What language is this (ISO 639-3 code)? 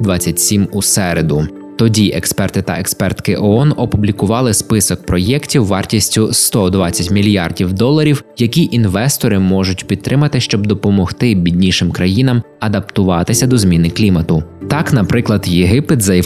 ukr